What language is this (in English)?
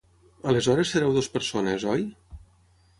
Catalan